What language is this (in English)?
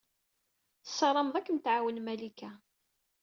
Kabyle